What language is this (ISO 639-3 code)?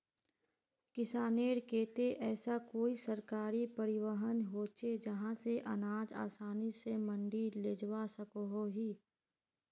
mag